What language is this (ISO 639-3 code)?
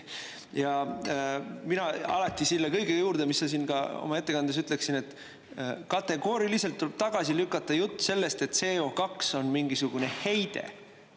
est